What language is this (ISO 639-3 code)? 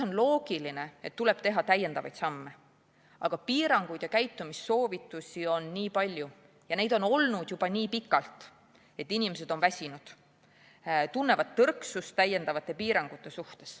est